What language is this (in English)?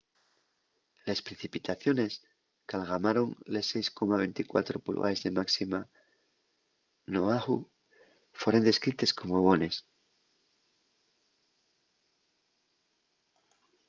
Asturian